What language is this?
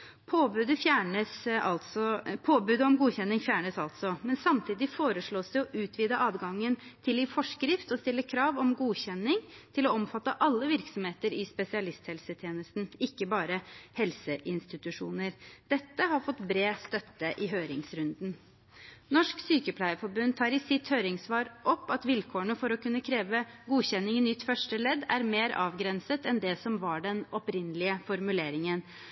Norwegian Bokmål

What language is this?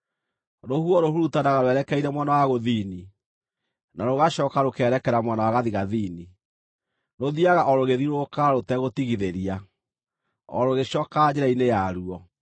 Kikuyu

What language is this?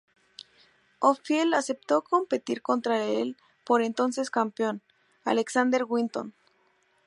Spanish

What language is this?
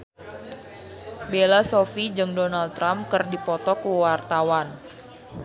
Sundanese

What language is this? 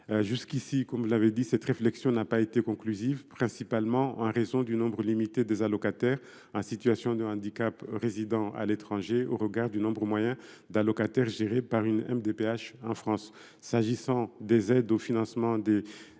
French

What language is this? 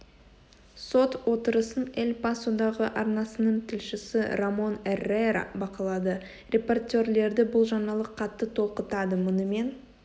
Kazakh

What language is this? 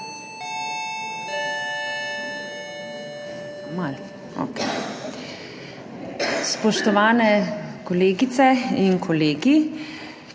Slovenian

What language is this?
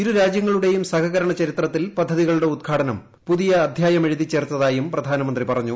Malayalam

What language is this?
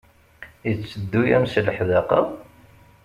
Kabyle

